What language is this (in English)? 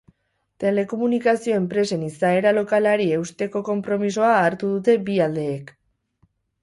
Basque